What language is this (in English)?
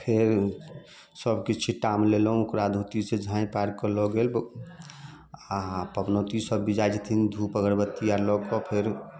Maithili